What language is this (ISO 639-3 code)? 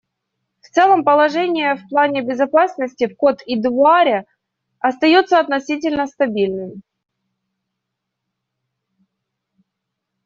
rus